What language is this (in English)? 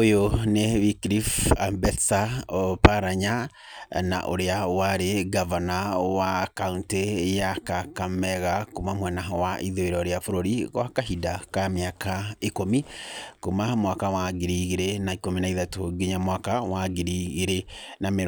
Kikuyu